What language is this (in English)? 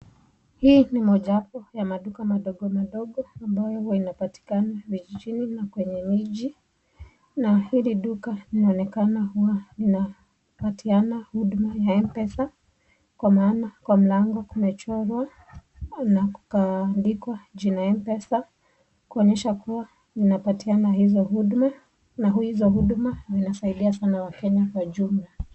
Swahili